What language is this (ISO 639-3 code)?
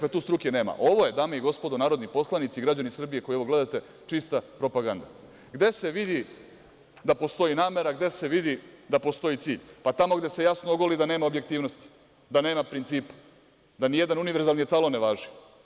srp